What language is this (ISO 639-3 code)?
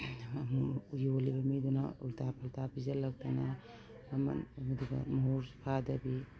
mni